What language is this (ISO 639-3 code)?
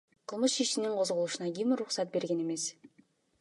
kir